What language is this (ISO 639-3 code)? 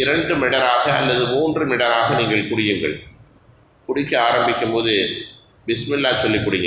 ara